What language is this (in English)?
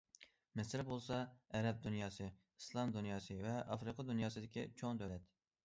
Uyghur